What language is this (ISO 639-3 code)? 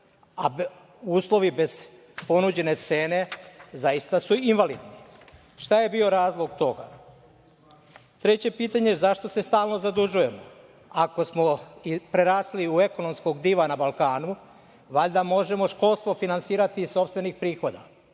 srp